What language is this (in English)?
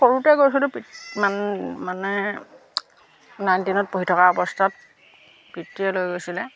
Assamese